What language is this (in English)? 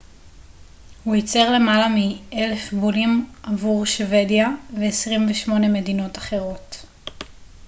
Hebrew